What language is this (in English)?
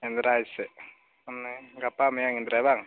Santali